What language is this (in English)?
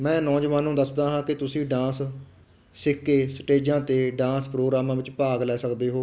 Punjabi